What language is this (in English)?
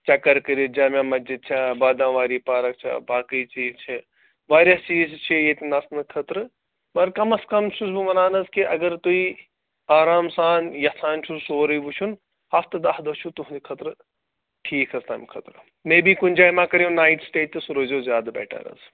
Kashmiri